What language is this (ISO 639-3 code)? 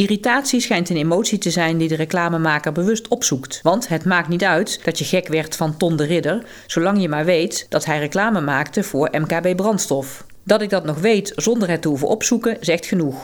nld